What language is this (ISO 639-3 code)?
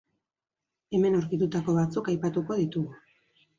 eus